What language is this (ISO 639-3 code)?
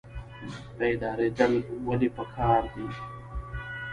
pus